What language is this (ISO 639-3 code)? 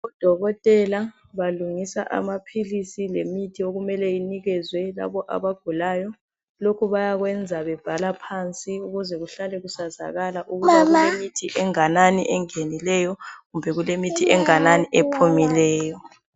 nde